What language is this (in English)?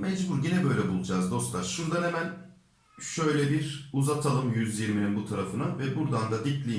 Turkish